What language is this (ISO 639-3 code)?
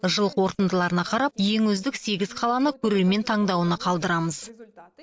kaz